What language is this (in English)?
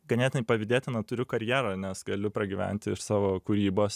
Lithuanian